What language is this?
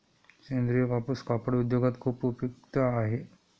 Marathi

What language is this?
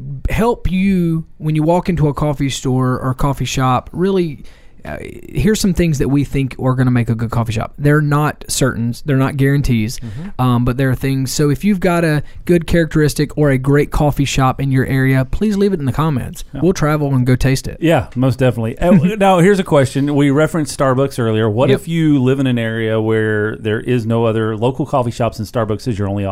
English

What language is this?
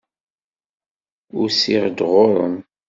Kabyle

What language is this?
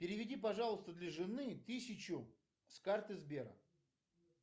Russian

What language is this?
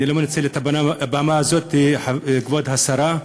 Hebrew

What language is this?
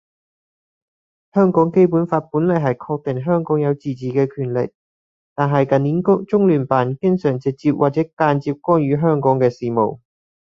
Cantonese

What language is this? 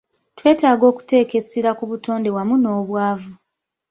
Ganda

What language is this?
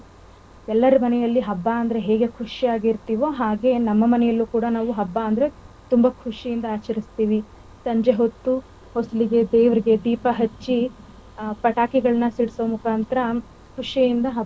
Kannada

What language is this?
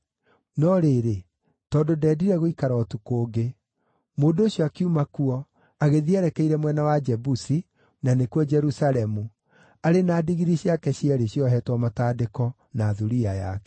Kikuyu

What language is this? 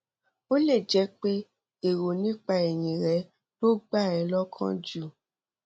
Yoruba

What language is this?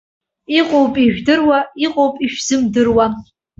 Abkhazian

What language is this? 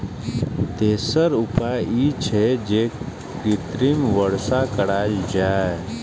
Maithili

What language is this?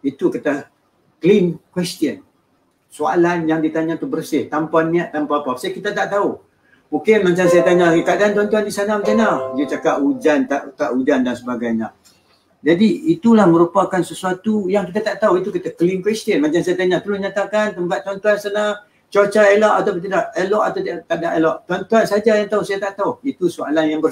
Malay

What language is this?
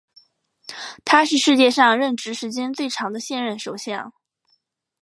Chinese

